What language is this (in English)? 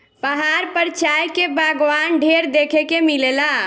Bhojpuri